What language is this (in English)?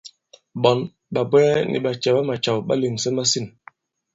Bankon